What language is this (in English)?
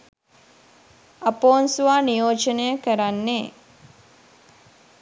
Sinhala